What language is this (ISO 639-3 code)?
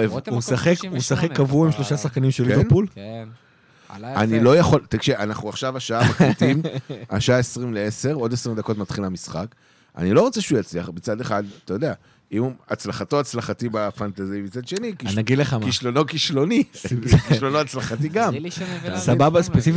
heb